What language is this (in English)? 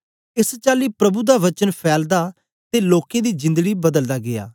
Dogri